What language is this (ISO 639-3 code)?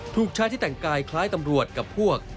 tha